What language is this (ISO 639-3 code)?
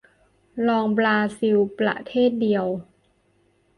tha